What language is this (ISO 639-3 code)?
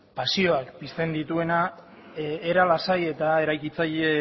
eus